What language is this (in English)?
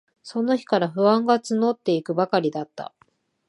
Japanese